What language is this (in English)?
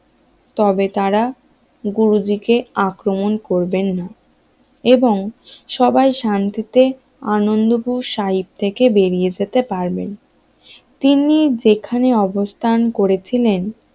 Bangla